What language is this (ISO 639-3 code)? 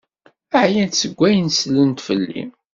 kab